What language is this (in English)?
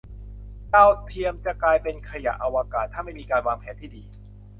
Thai